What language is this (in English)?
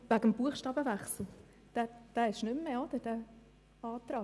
Swiss German